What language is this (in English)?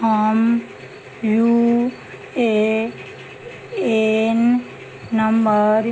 Maithili